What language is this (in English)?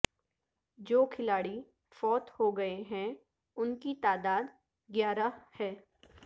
Urdu